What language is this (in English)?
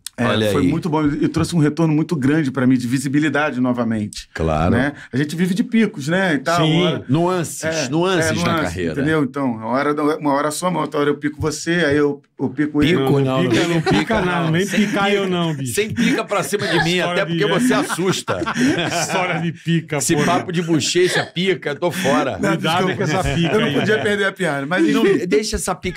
Portuguese